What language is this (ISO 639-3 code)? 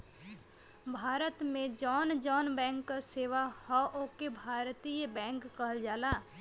bho